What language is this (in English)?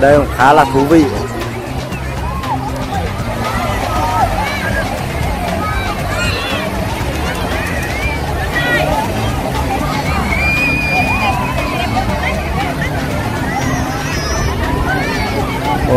Vietnamese